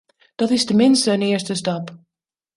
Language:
Dutch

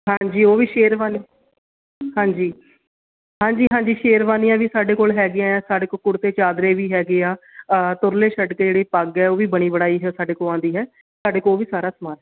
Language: Punjabi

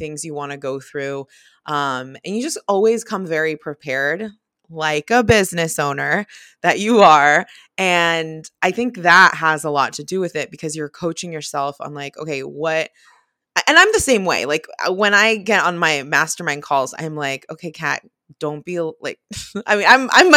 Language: English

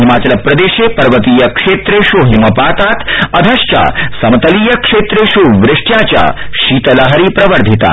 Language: Sanskrit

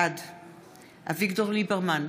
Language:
Hebrew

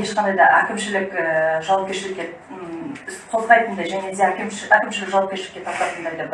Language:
Turkish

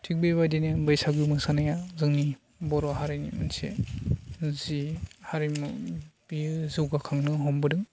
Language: Bodo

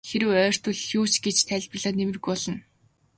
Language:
Mongolian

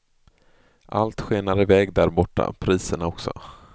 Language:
Swedish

